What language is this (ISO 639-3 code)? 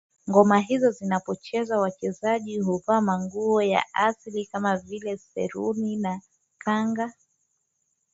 swa